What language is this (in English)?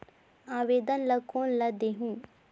Chhattisgarhi